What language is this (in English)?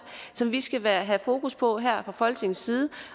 Danish